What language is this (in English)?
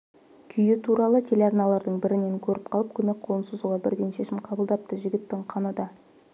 Kazakh